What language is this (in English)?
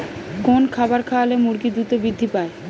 Bangla